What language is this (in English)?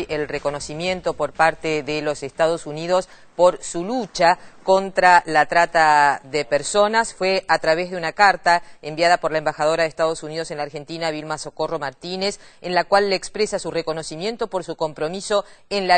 Spanish